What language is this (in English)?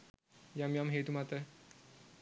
Sinhala